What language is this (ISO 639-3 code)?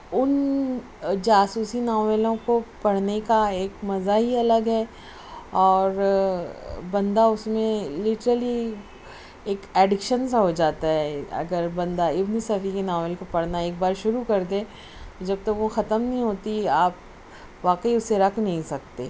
urd